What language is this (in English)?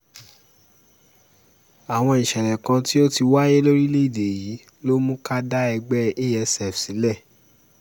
Yoruba